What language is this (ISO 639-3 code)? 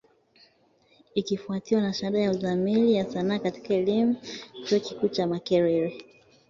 swa